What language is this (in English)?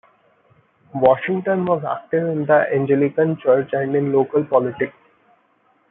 English